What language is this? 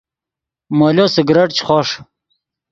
Yidgha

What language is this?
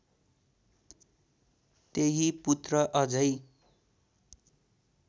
Nepali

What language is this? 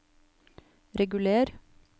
Norwegian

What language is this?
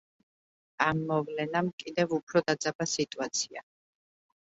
Georgian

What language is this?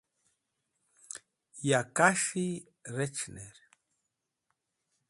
Wakhi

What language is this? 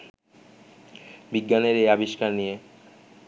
Bangla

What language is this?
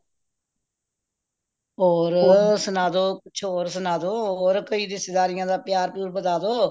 Punjabi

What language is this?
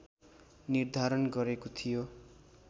Nepali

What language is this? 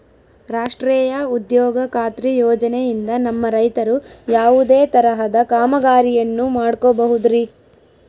Kannada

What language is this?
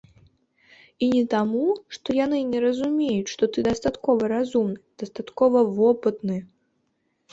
Belarusian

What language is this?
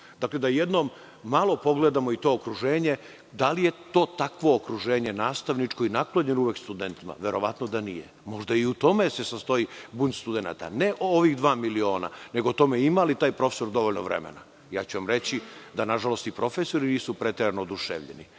Serbian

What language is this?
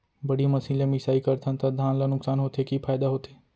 Chhattisgarhi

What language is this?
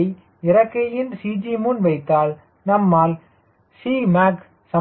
Tamil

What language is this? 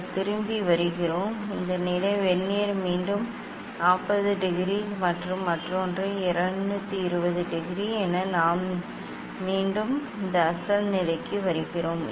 Tamil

